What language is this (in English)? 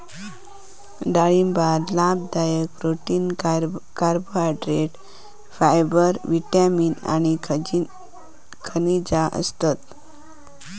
Marathi